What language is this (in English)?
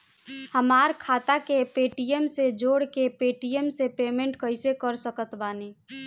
Bhojpuri